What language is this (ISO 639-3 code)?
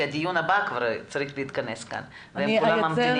heb